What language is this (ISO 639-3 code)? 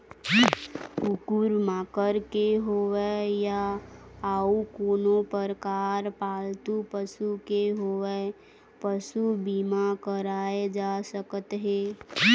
hne